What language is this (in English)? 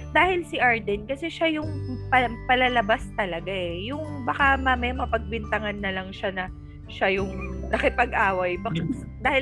Filipino